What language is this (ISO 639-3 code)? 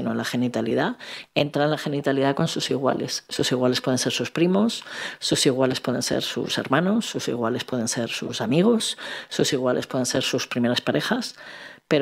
spa